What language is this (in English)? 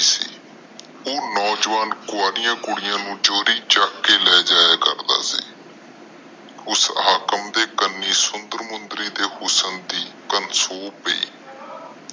Punjabi